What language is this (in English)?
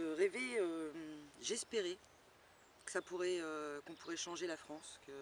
French